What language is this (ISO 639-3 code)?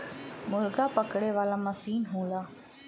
bho